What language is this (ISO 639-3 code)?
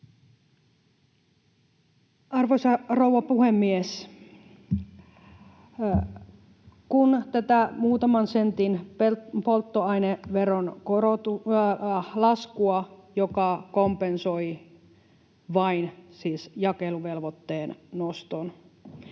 fin